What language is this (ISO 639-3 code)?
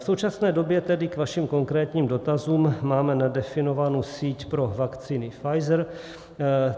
ces